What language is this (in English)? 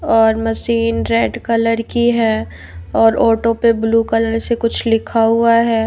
Hindi